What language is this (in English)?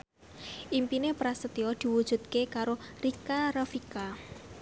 Javanese